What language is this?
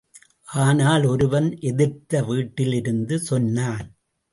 Tamil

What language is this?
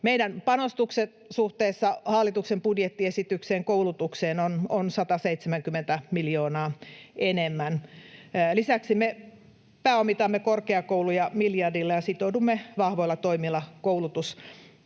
Finnish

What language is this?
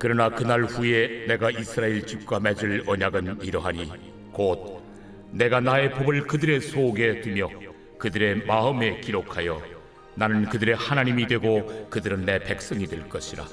Korean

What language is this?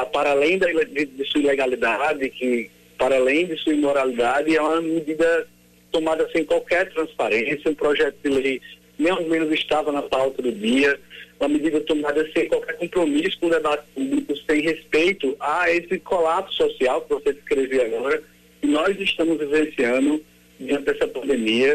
Portuguese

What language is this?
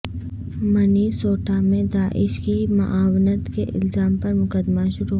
Urdu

